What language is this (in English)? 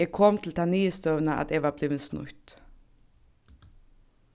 Faroese